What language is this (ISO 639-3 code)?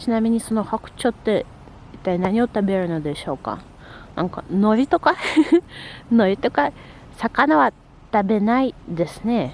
jpn